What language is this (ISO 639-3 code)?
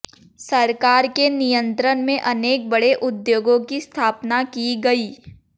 hin